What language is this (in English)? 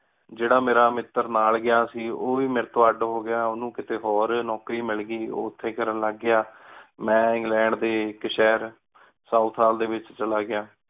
Punjabi